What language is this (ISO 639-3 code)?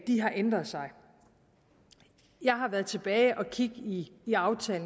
dan